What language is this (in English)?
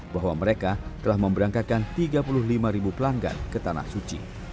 Indonesian